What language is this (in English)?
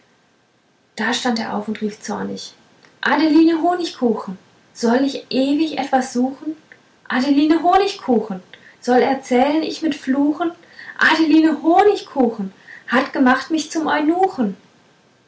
German